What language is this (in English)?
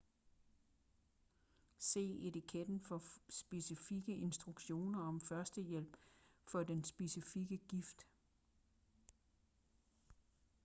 Danish